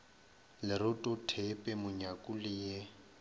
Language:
Northern Sotho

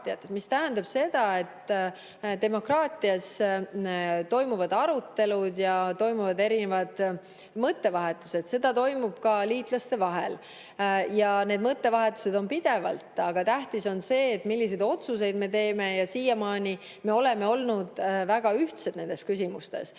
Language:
Estonian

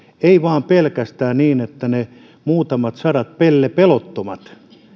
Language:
Finnish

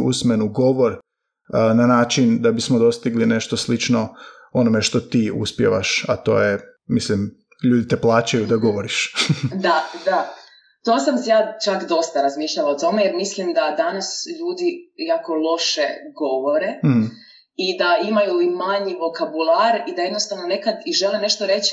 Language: Croatian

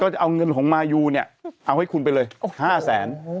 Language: Thai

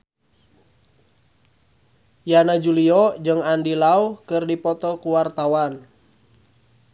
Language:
Sundanese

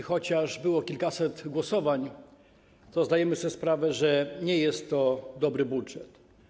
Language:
Polish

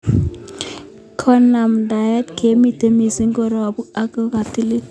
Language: Kalenjin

